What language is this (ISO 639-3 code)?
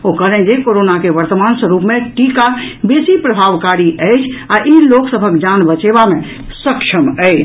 mai